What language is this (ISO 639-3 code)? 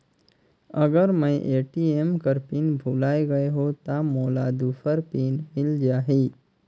hne